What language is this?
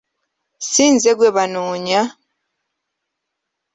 Ganda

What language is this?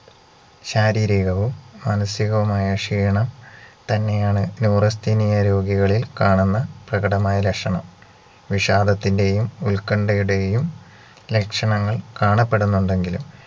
Malayalam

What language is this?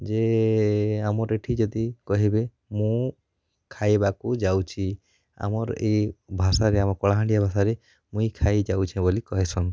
Odia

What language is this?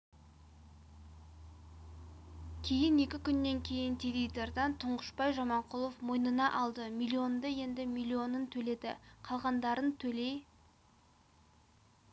Kazakh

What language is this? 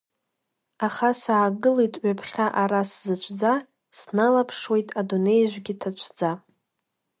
Abkhazian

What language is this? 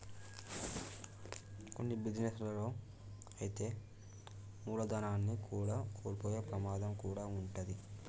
Telugu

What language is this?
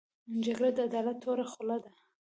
Pashto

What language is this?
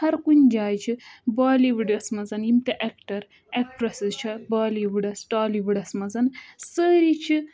Kashmiri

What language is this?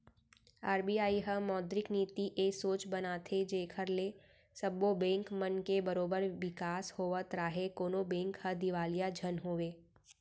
Chhattisgarhi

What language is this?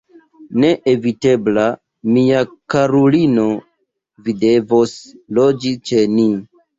Esperanto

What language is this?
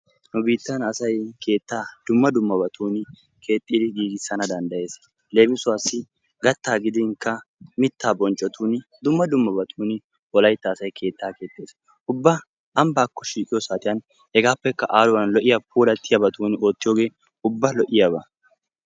Wolaytta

